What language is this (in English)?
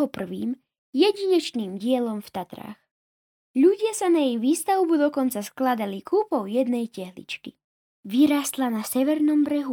Slovak